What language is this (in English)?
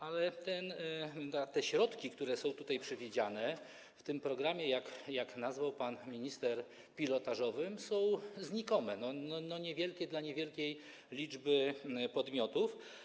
Polish